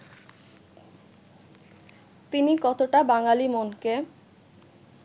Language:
Bangla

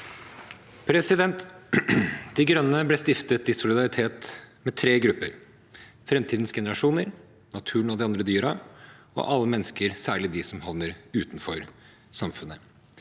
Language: Norwegian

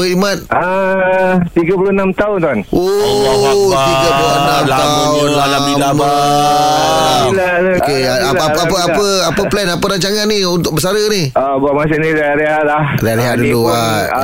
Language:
Malay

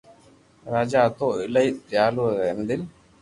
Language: Loarki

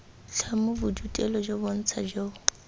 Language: Tswana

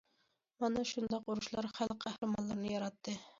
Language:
Uyghur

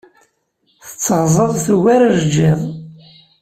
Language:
Kabyle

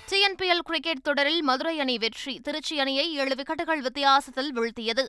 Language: Tamil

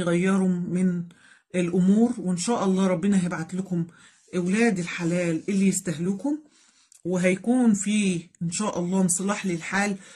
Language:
Arabic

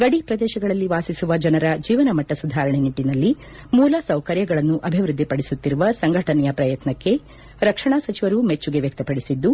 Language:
Kannada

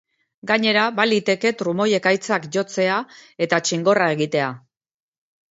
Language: Basque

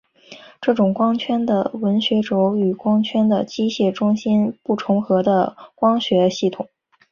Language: Chinese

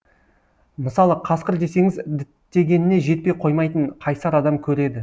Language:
Kazakh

